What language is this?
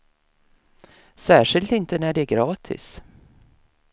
Swedish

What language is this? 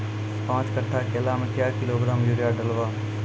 Maithili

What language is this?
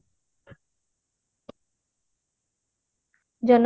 Odia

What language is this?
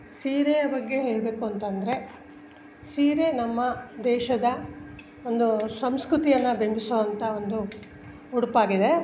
Kannada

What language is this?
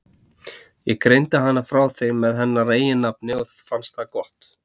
Icelandic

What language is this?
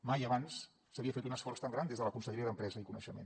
Catalan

